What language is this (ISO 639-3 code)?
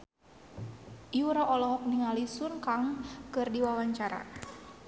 sun